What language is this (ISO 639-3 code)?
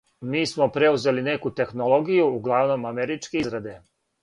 srp